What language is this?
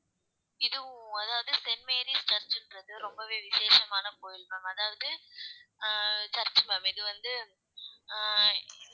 Tamil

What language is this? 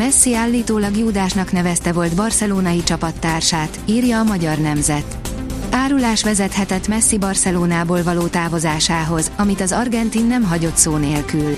Hungarian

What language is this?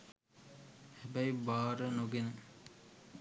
Sinhala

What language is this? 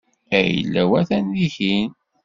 Kabyle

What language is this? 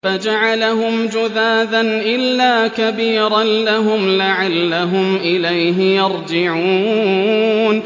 Arabic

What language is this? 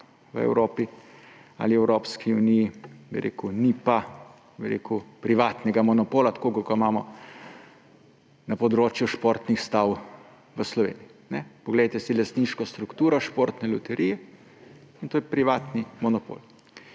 Slovenian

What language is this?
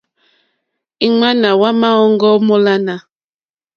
Mokpwe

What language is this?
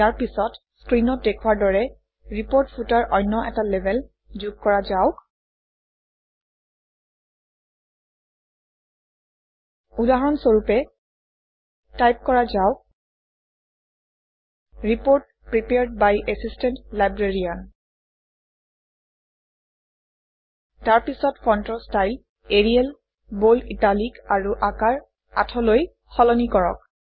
Assamese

